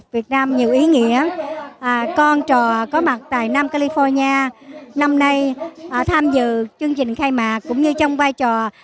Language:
Vietnamese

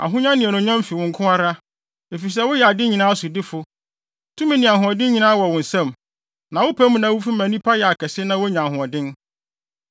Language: Akan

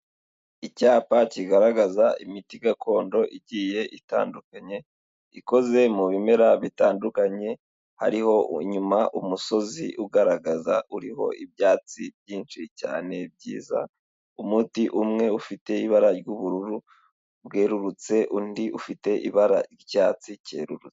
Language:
Kinyarwanda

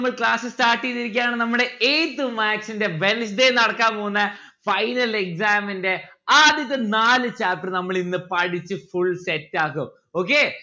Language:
Malayalam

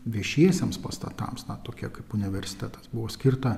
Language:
Lithuanian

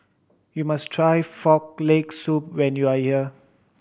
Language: English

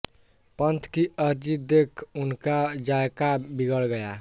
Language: Hindi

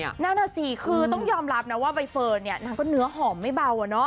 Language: Thai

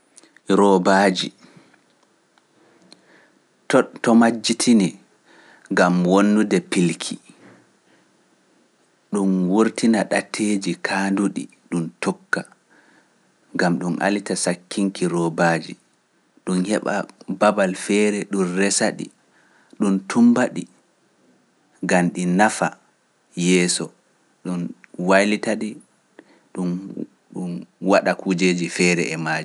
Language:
Pular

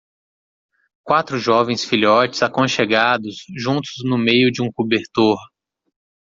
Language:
Portuguese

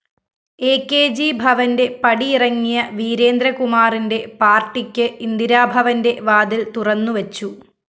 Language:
Malayalam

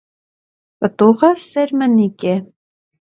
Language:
Armenian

